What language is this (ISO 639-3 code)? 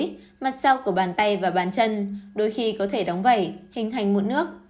vie